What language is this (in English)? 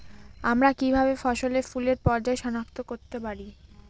Bangla